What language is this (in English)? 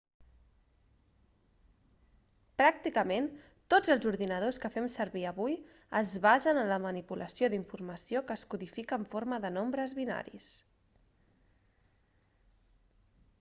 Catalan